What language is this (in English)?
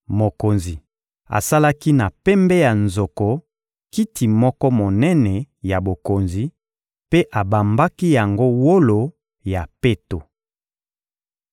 Lingala